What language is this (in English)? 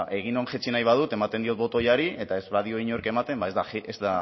Basque